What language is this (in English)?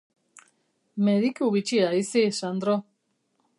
Basque